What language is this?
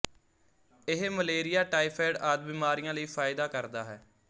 Punjabi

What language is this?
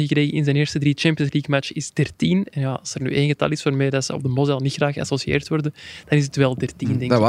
Dutch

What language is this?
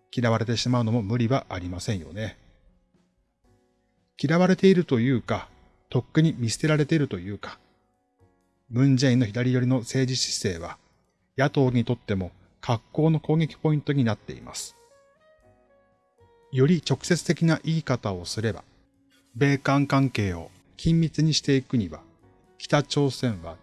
Japanese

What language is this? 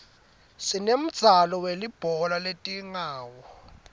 Swati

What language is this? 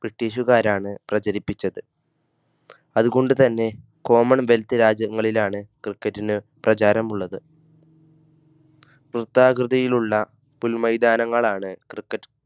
Malayalam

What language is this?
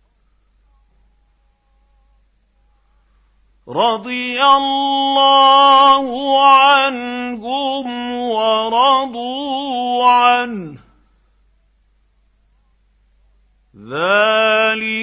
Arabic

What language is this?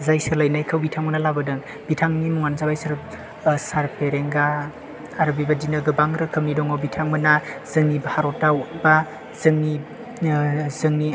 Bodo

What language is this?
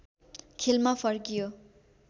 Nepali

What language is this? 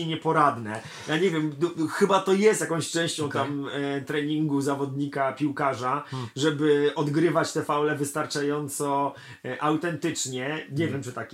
Polish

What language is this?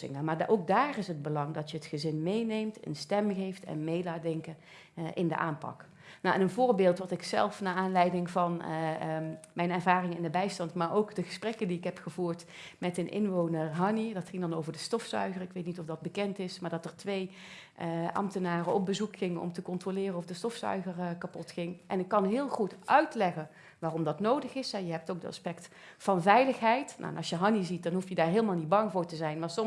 Dutch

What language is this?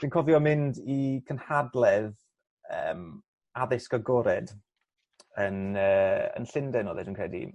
Welsh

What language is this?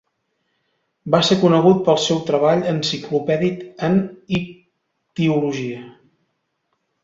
Catalan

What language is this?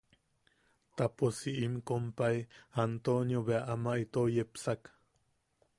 Yaqui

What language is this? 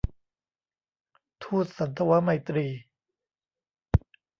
Thai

